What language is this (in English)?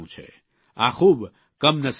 Gujarati